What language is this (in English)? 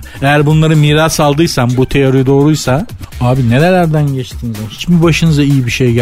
Turkish